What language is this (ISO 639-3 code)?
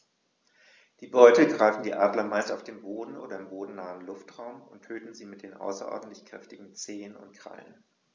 deu